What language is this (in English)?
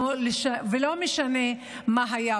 Hebrew